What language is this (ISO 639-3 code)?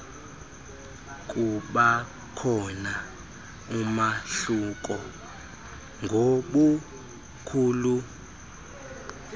xho